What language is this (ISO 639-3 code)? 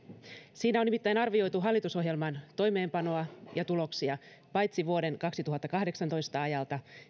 fin